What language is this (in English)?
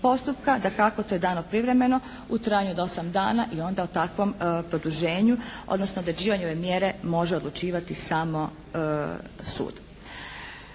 Croatian